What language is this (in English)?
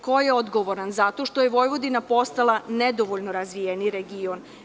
Serbian